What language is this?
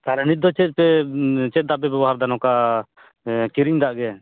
Santali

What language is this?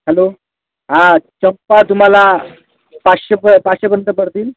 Marathi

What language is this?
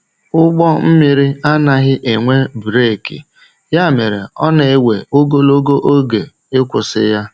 Igbo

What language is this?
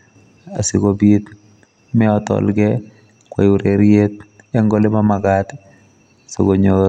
Kalenjin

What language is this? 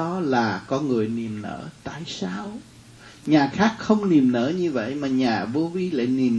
Vietnamese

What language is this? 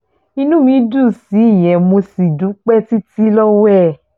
Yoruba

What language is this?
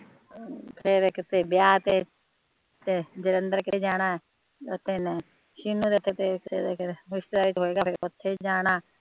Punjabi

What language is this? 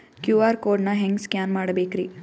Kannada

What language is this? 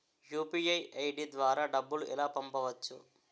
Telugu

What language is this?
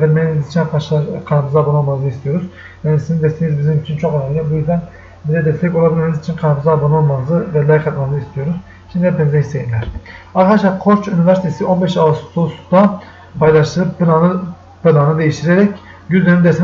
Turkish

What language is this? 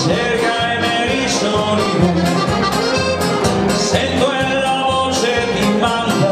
Romanian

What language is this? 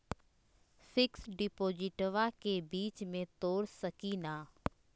Magahi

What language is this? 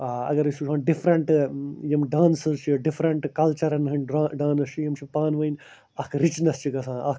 Kashmiri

